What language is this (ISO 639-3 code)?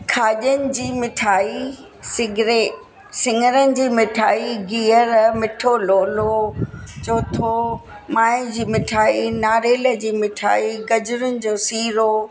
snd